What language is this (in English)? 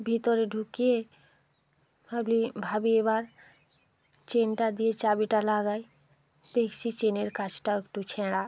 Bangla